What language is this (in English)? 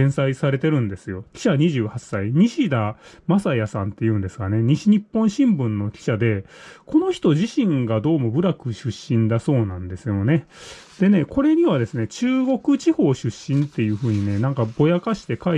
Japanese